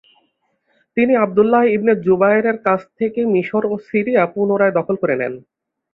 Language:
Bangla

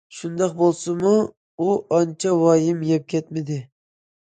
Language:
Uyghur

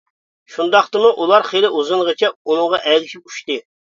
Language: Uyghur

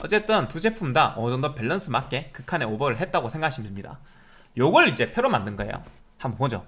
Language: Korean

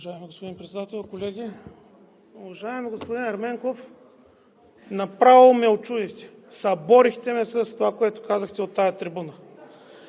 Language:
Bulgarian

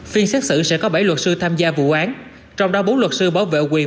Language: Vietnamese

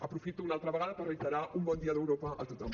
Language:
Catalan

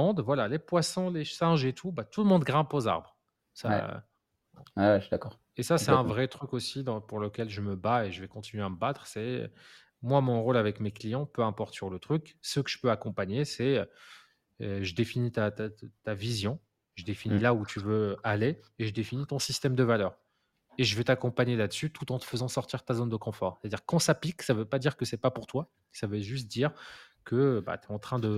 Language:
French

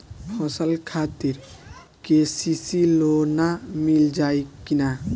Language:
Bhojpuri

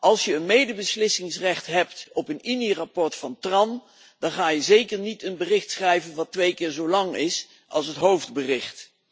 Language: Dutch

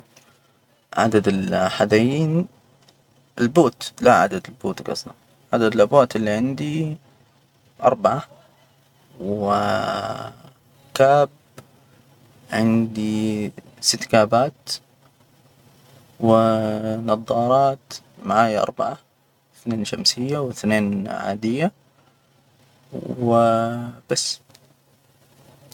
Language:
Hijazi Arabic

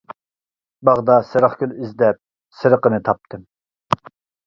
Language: Uyghur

